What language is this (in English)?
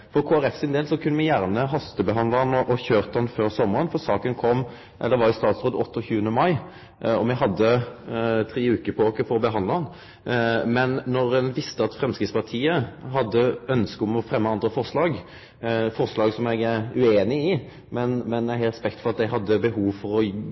Norwegian Nynorsk